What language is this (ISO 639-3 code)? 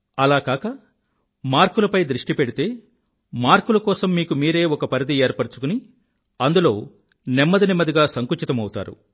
tel